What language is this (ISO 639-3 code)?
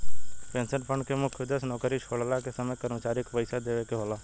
bho